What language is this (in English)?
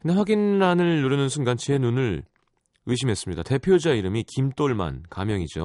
Korean